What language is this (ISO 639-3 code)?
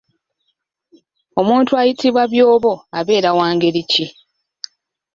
lug